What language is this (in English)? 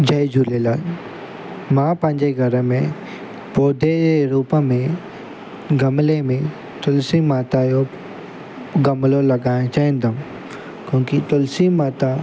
Sindhi